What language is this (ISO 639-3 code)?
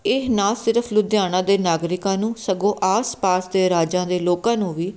pan